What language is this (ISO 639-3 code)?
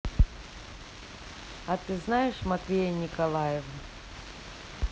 rus